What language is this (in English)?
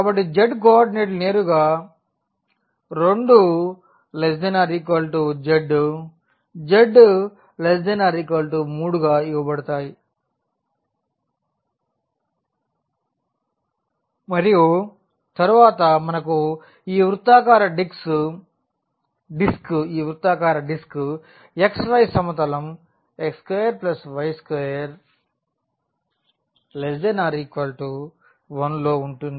Telugu